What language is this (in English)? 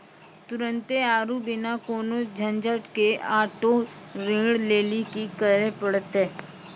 Maithili